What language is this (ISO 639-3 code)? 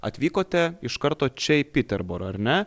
lit